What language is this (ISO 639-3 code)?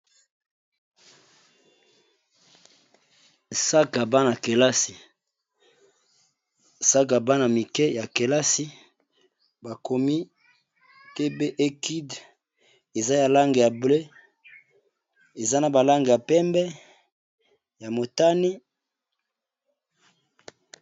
lin